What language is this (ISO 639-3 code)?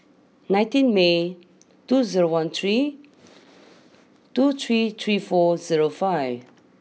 eng